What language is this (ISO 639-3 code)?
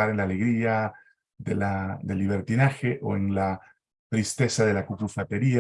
spa